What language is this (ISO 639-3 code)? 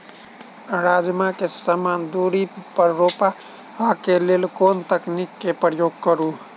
mai